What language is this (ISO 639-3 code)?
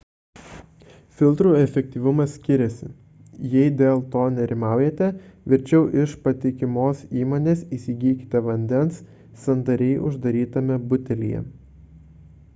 lit